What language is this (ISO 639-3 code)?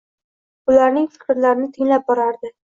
uzb